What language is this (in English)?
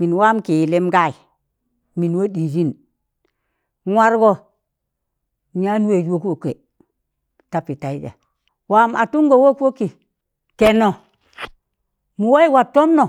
Tangale